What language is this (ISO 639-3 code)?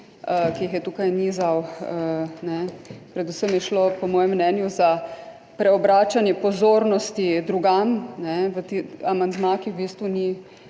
slv